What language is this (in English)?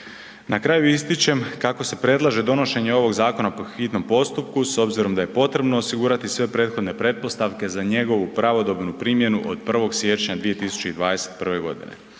Croatian